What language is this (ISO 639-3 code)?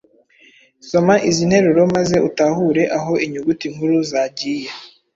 kin